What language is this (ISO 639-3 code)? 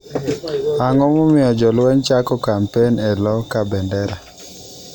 luo